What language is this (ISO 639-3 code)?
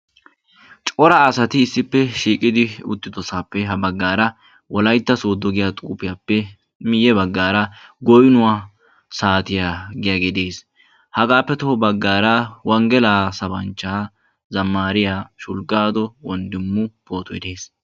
wal